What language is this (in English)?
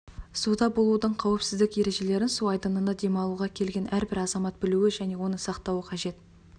Kazakh